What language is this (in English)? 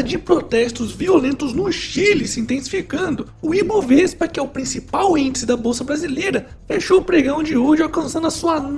Portuguese